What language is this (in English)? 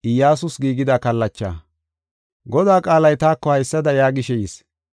Gofa